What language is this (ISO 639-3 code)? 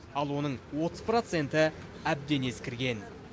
kaz